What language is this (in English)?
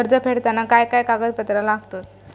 Marathi